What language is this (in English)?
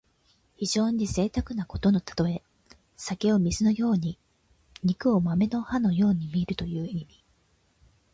Japanese